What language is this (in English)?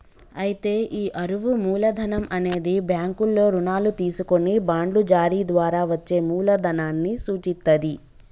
Telugu